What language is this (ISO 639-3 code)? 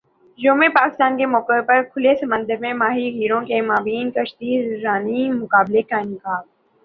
urd